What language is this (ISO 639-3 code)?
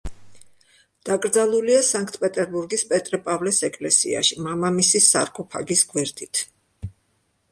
kat